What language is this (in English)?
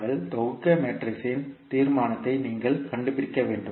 Tamil